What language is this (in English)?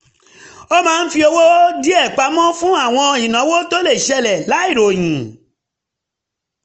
Yoruba